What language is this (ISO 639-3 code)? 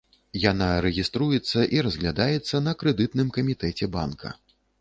bel